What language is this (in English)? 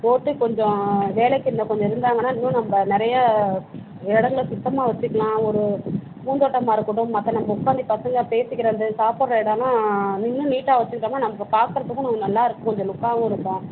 Tamil